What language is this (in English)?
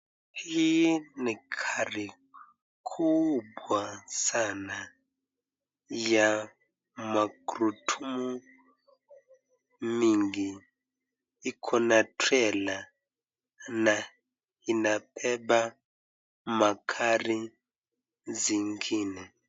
Swahili